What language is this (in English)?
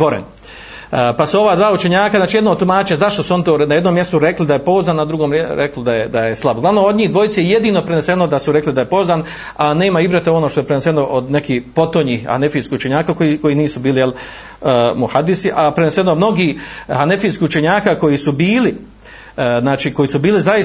Croatian